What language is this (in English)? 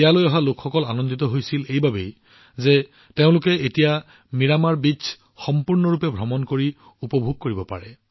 Assamese